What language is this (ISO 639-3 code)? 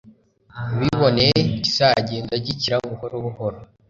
kin